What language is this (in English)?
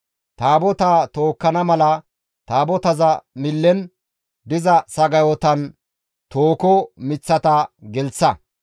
Gamo